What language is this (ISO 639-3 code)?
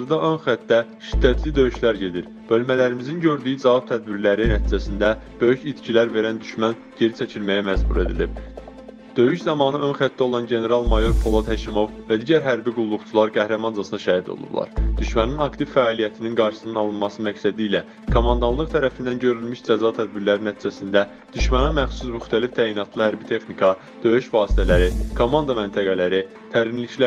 tur